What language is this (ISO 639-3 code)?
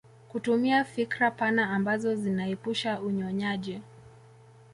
swa